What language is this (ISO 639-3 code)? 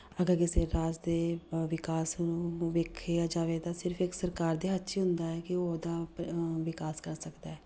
pan